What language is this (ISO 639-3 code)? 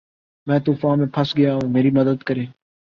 urd